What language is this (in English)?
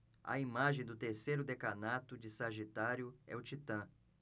Portuguese